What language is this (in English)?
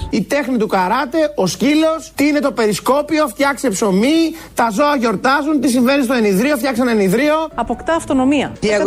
Greek